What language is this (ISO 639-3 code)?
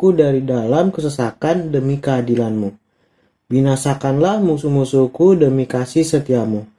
ind